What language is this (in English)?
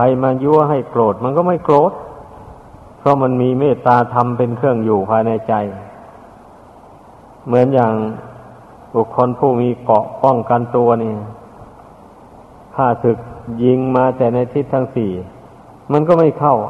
Thai